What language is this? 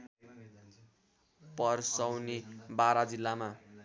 Nepali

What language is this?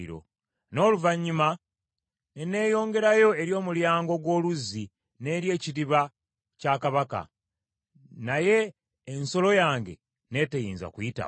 Ganda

